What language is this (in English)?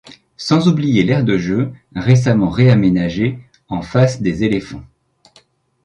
French